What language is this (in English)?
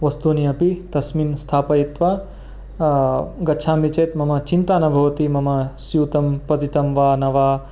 Sanskrit